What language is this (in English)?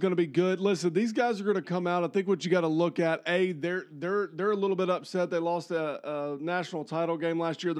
English